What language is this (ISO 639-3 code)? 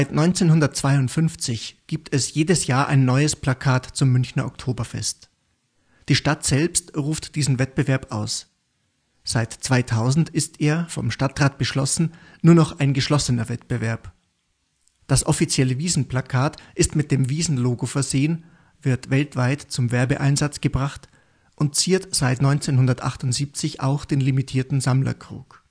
deu